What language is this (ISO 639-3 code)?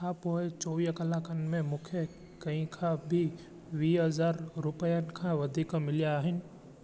snd